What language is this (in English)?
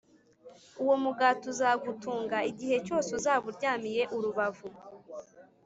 Kinyarwanda